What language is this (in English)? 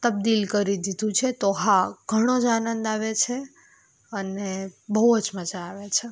Gujarati